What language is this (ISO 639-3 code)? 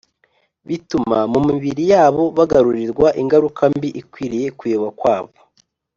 kin